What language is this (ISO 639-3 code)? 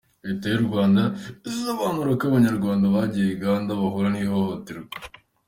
kin